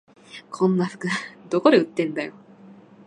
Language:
Japanese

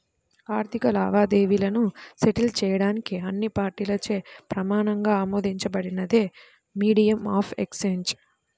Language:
Telugu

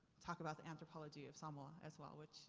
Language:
English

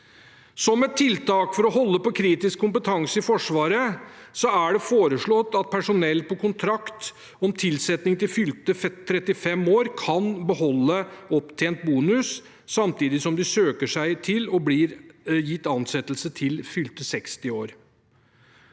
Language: Norwegian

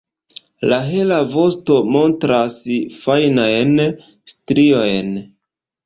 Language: Esperanto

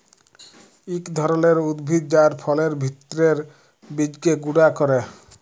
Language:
Bangla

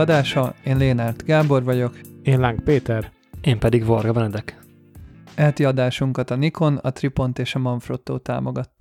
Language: Hungarian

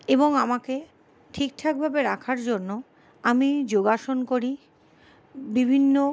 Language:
Bangla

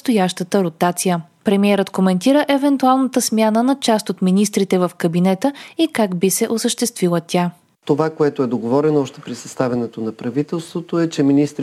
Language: Bulgarian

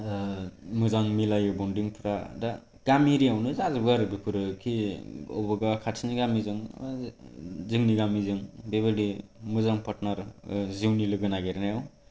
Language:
Bodo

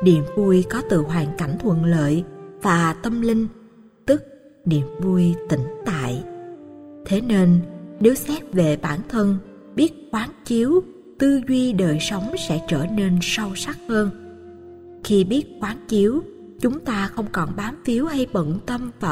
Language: Vietnamese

